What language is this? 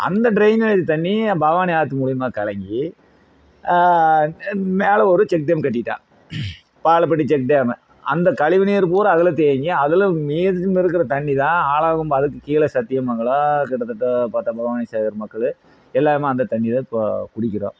Tamil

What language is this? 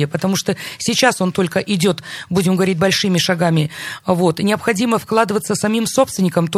Russian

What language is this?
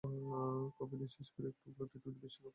Bangla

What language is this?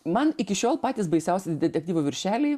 Lithuanian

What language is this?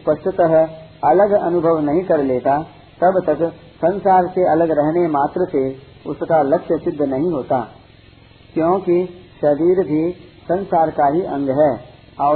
Hindi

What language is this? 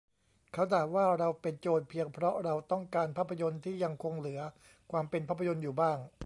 Thai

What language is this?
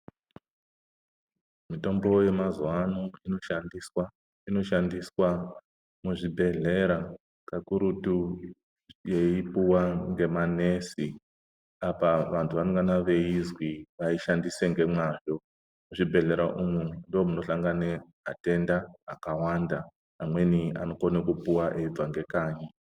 Ndau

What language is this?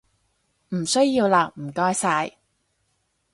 Cantonese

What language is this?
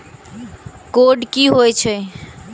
Maithili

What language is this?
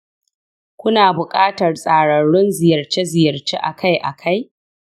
Hausa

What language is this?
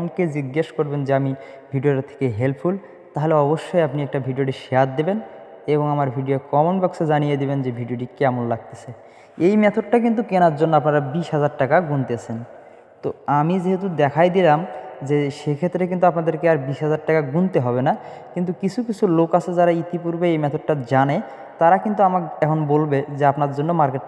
Bangla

